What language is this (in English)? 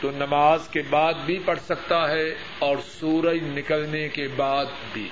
Urdu